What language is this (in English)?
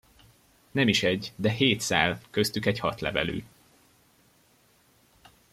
Hungarian